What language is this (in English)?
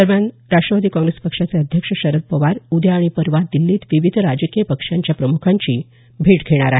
Marathi